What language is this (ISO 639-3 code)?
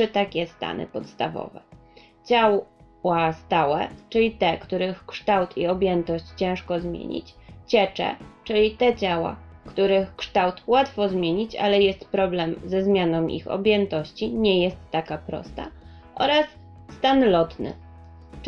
pol